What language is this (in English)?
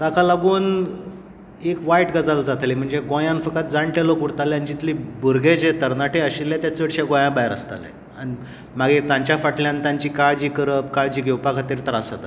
Konkani